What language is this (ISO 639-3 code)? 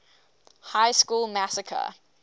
eng